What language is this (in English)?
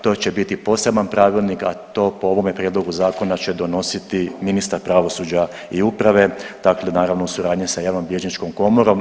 Croatian